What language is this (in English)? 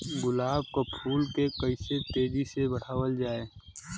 Bhojpuri